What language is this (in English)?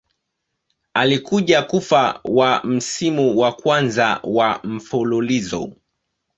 Swahili